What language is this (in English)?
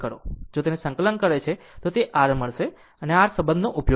Gujarati